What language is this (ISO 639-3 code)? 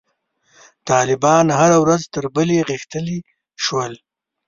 pus